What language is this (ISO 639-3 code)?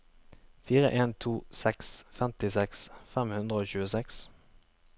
nor